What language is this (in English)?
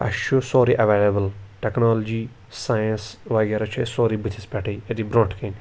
Kashmiri